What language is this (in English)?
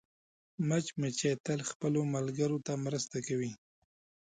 Pashto